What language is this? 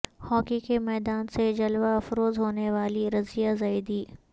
Urdu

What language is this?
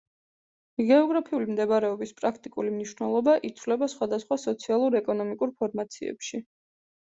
Georgian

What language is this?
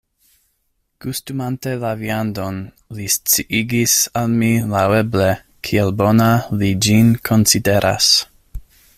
Esperanto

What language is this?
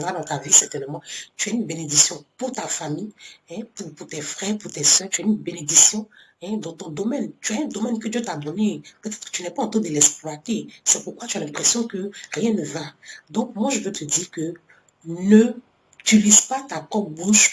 French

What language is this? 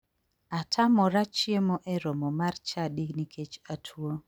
Luo (Kenya and Tanzania)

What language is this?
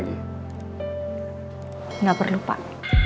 Indonesian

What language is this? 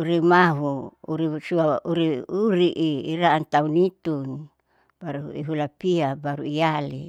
Saleman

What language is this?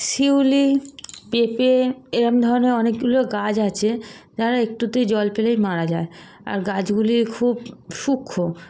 Bangla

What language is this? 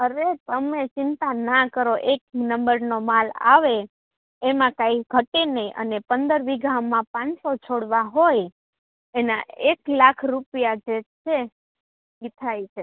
Gujarati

